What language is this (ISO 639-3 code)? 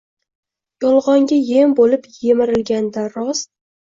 uzb